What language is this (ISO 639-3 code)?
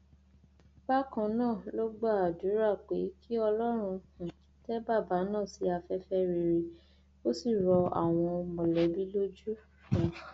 yor